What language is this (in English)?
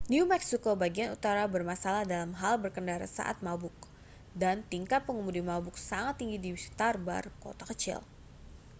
Indonesian